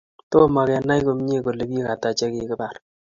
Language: Kalenjin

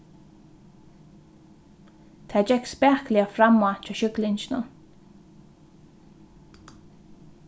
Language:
Faroese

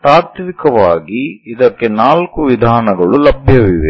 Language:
Kannada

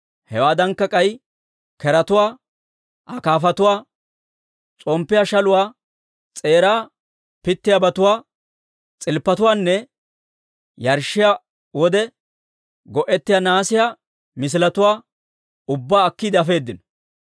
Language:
Dawro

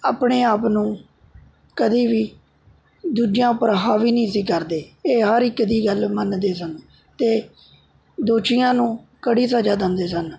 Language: Punjabi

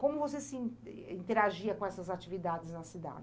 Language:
Portuguese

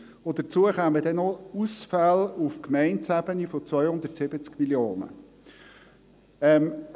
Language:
Swiss German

